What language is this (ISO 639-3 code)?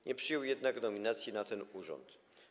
pol